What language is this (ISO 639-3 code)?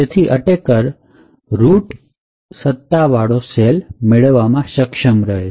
guj